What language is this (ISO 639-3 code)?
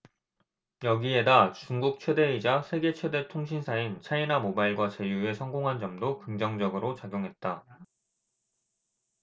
kor